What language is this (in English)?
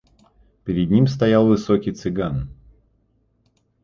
Russian